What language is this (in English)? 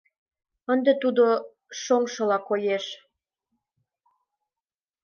Mari